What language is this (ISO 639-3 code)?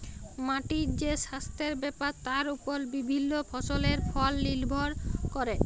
ben